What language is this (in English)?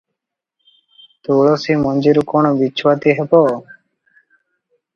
Odia